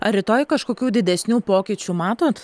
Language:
Lithuanian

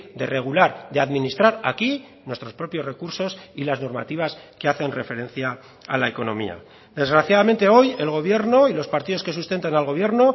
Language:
Spanish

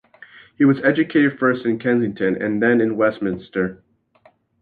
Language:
English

